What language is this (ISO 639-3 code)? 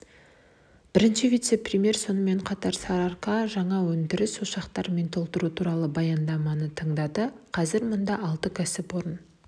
kaz